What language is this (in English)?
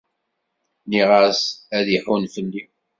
Kabyle